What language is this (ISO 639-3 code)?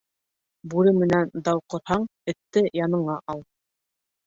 bak